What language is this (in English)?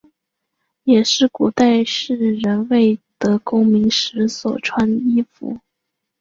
Chinese